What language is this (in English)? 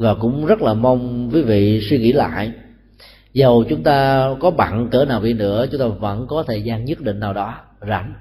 Vietnamese